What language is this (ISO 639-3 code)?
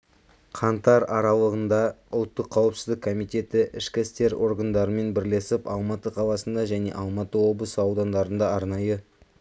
kaz